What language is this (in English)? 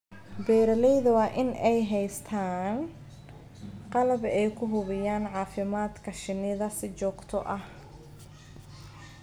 Somali